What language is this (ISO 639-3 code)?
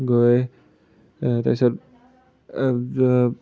asm